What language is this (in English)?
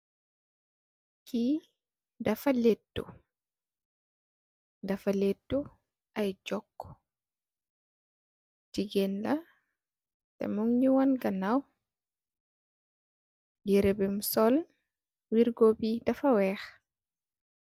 Wolof